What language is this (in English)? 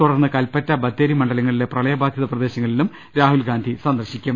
Malayalam